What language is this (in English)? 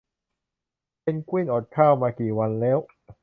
Thai